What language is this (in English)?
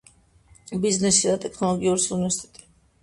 Georgian